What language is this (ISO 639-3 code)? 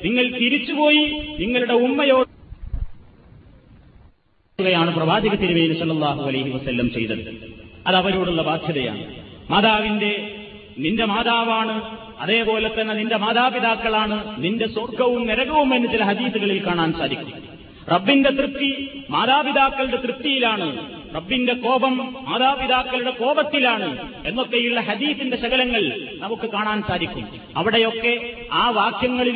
mal